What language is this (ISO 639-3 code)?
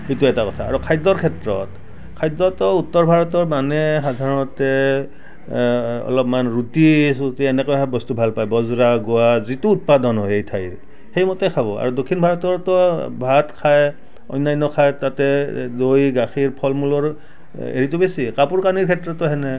asm